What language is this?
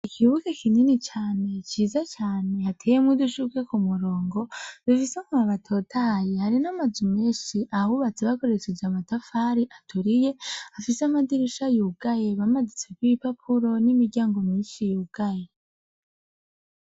Rundi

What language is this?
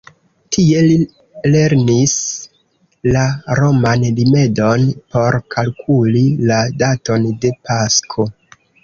Esperanto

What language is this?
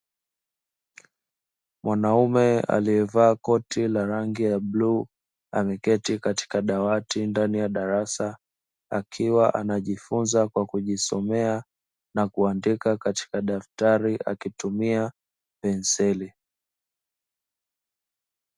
Swahili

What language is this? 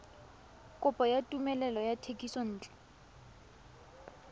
Tswana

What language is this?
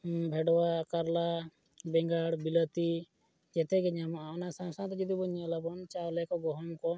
Santali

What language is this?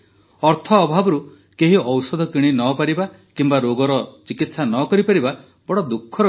Odia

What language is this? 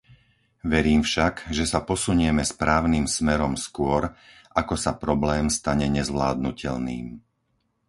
Slovak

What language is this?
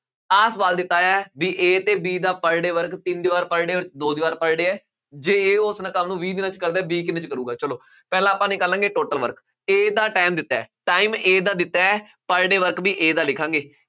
Punjabi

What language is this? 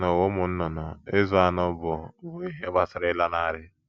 Igbo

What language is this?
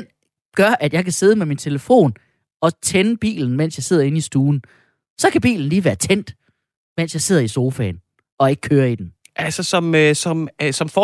Danish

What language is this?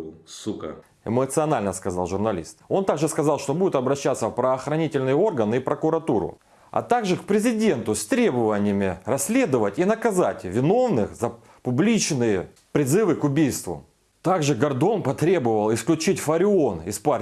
Russian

